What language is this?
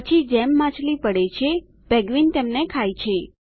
Gujarati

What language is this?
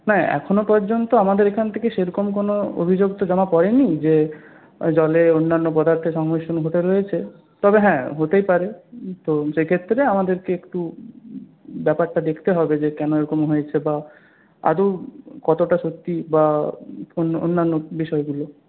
Bangla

